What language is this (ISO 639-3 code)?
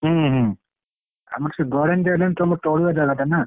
ori